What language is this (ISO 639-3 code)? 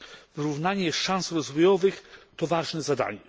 pol